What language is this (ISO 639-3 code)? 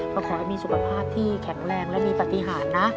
tha